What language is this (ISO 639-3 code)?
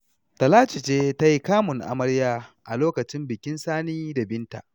hau